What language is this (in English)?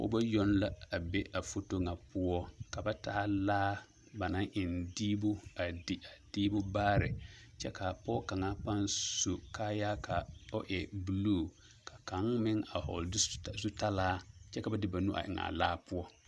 Southern Dagaare